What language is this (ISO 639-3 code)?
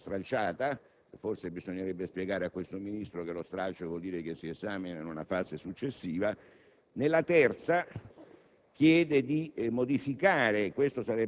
ita